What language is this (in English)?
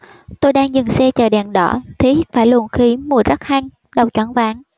Vietnamese